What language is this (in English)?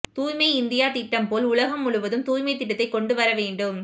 Tamil